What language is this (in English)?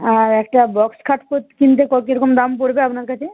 Bangla